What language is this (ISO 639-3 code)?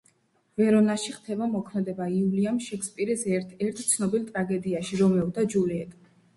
kat